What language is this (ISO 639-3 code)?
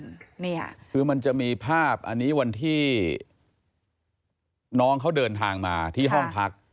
tha